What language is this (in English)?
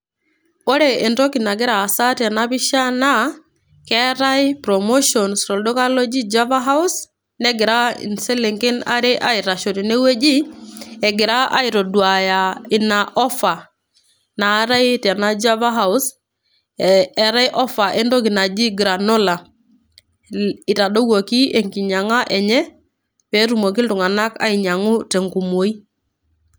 Masai